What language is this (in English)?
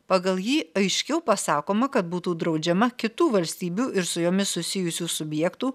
Lithuanian